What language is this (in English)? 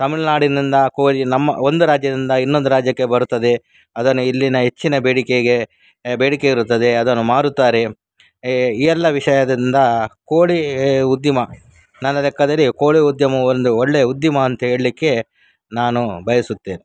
Kannada